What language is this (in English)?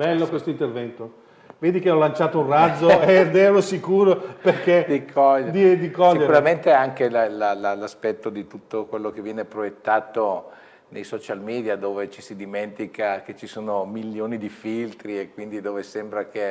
Italian